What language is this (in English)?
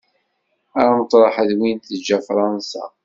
Kabyle